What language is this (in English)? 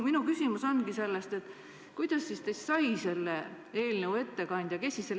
Estonian